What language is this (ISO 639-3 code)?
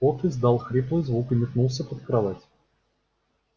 rus